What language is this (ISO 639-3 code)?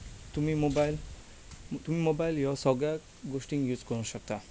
kok